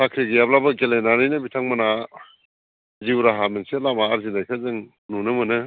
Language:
Bodo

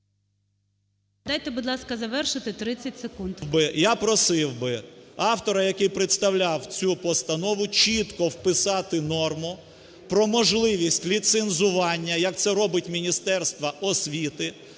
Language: Ukrainian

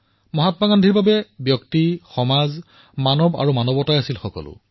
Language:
Assamese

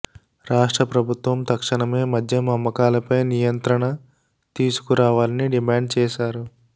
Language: Telugu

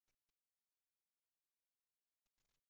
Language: Kabyle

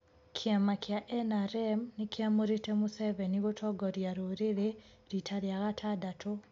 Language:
Kikuyu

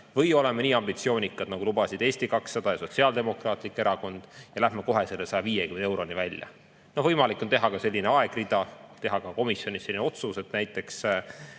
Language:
Estonian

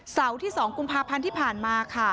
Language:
Thai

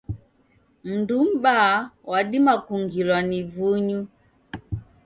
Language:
Taita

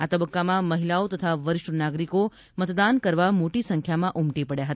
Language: Gujarati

